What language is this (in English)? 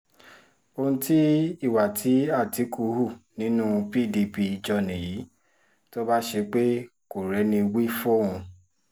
Yoruba